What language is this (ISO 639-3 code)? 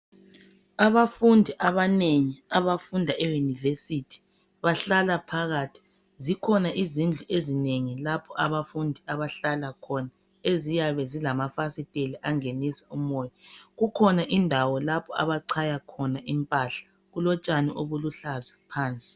nde